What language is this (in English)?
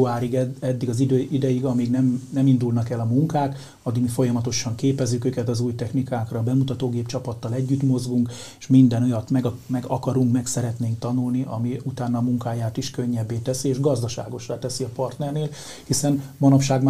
Hungarian